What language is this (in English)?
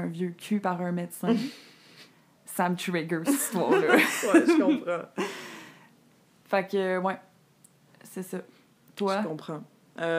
French